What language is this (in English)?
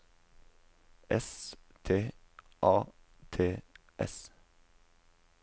Norwegian